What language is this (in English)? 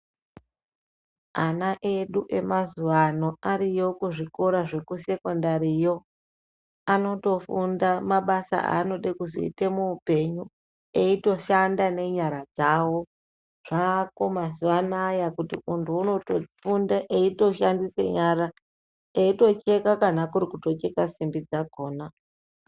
Ndau